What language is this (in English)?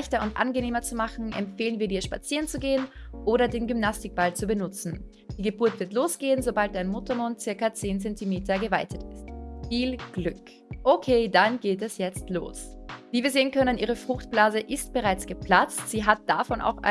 German